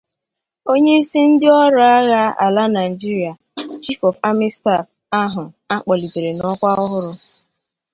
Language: Igbo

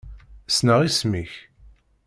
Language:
Kabyle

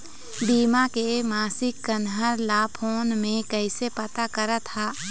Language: Chhattisgarhi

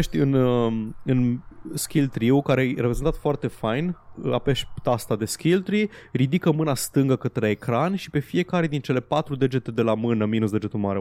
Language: Romanian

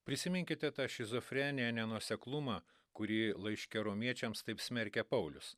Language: Lithuanian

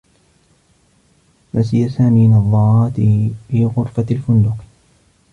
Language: Arabic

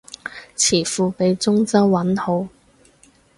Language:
Cantonese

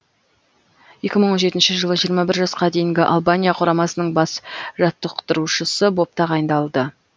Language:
Kazakh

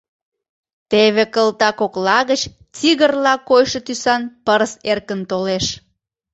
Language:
Mari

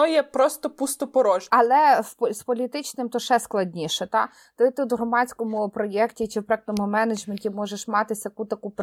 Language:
Ukrainian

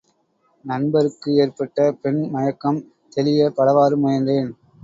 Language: Tamil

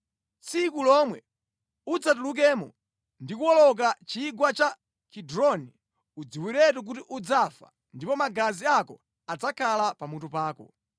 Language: Nyanja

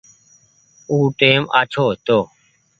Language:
Goaria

